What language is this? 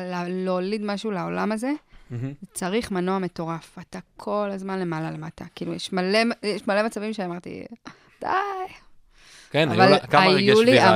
Hebrew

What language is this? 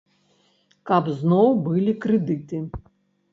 Belarusian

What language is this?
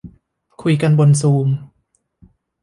Thai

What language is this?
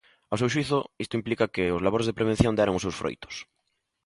Galician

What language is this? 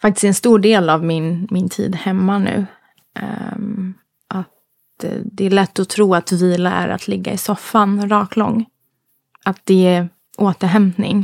Swedish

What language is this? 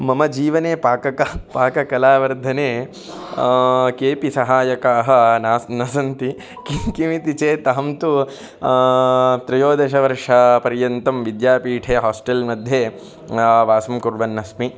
Sanskrit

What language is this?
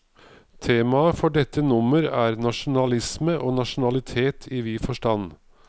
Norwegian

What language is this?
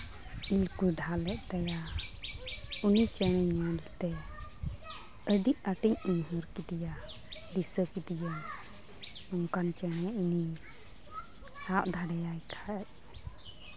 Santali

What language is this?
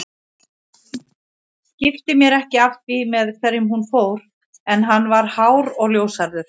Icelandic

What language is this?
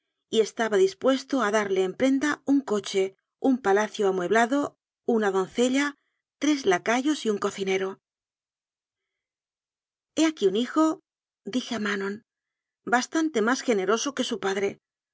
Spanish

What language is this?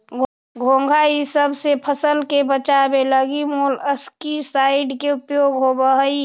Magahi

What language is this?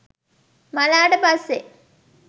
Sinhala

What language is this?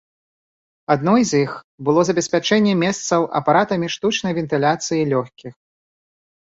Belarusian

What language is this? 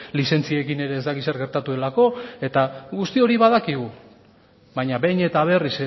Basque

